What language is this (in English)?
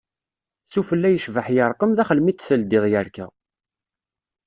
Kabyle